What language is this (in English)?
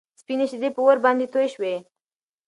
Pashto